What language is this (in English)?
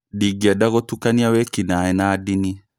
Kikuyu